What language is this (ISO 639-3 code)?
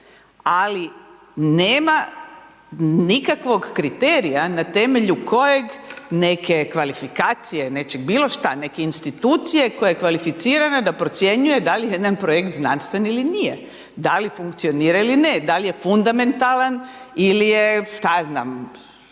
hrv